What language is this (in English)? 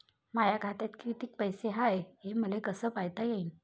Marathi